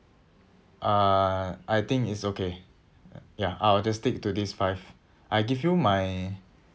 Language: English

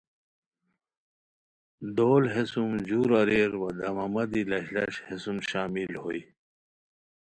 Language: Khowar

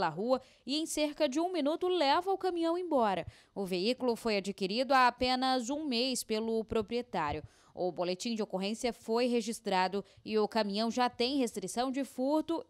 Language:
Portuguese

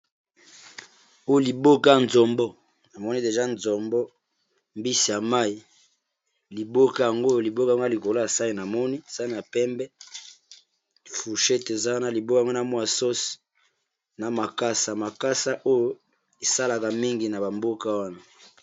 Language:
Lingala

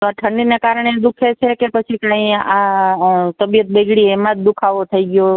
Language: Gujarati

